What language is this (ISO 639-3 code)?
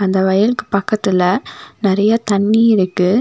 tam